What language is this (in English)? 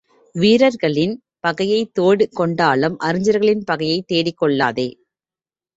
Tamil